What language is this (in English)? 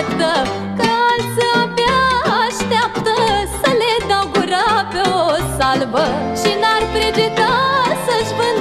Romanian